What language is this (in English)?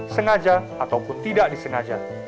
Indonesian